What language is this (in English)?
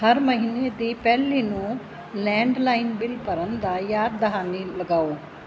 Punjabi